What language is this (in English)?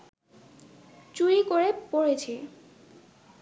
Bangla